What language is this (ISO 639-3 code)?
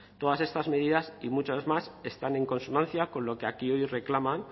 spa